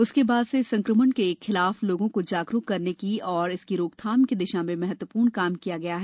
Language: Hindi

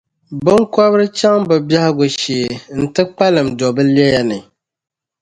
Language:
Dagbani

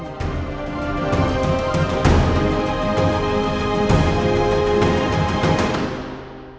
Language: Thai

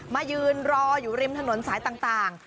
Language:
Thai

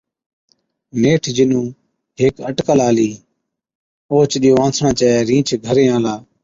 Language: Od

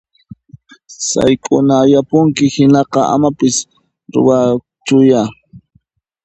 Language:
Puno Quechua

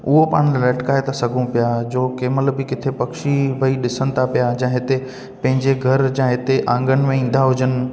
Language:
Sindhi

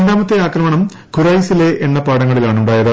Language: Malayalam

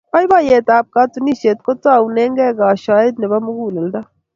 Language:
Kalenjin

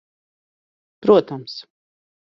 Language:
Latvian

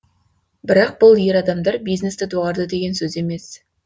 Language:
Kazakh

